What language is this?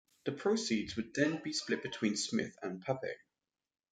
English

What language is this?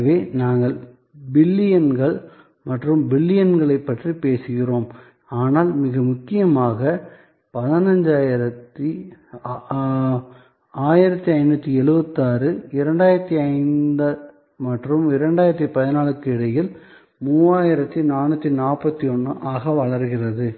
Tamil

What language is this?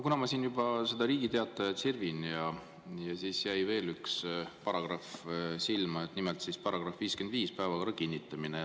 Estonian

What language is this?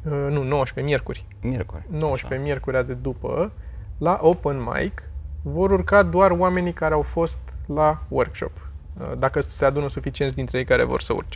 Romanian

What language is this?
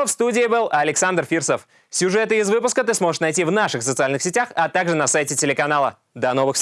Russian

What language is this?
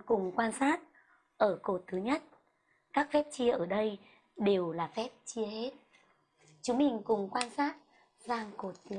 Vietnamese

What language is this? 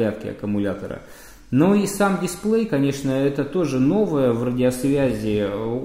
Russian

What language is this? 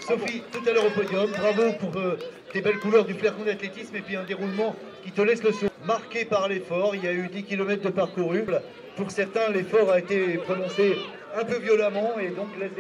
French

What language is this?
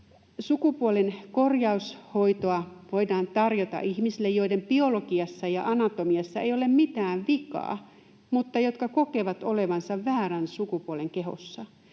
Finnish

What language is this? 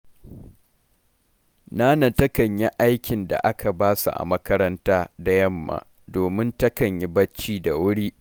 Hausa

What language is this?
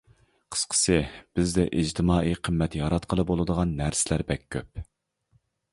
Uyghur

